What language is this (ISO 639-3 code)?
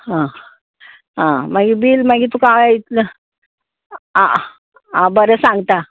kok